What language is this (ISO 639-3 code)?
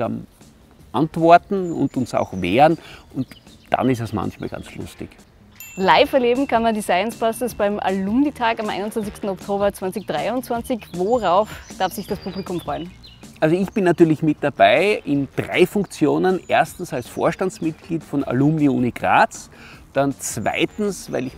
deu